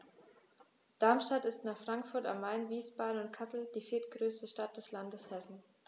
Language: German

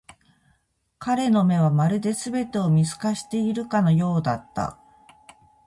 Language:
Japanese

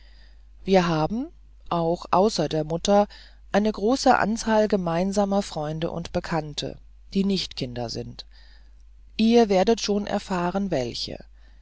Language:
German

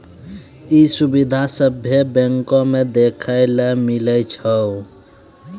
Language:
Maithili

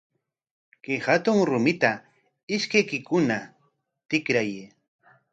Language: Corongo Ancash Quechua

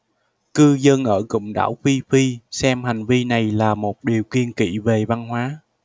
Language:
Vietnamese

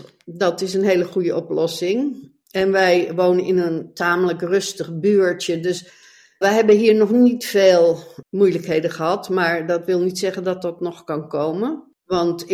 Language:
Dutch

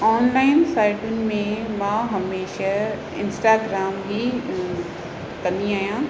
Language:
Sindhi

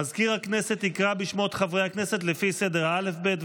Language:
Hebrew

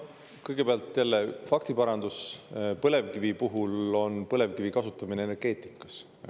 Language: Estonian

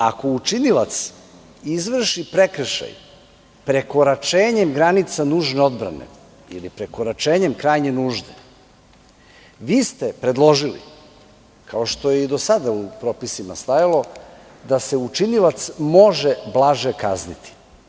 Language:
Serbian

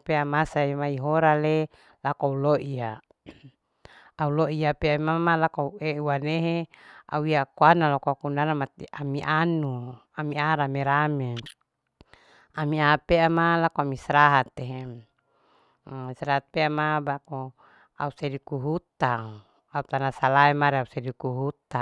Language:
Larike-Wakasihu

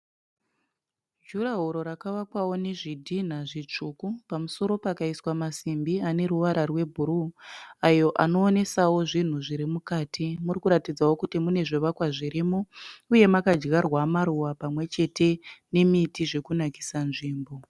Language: Shona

